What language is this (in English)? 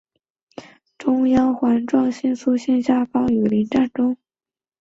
Chinese